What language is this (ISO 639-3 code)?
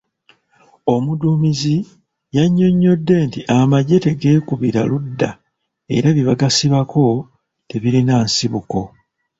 lug